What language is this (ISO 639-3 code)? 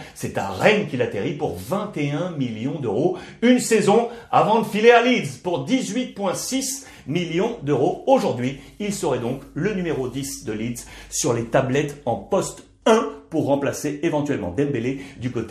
fra